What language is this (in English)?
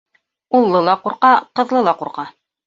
Bashkir